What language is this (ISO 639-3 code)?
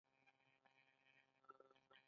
pus